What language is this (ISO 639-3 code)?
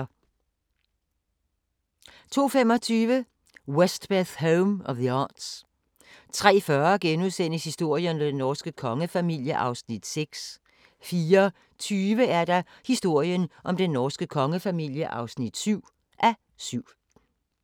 dan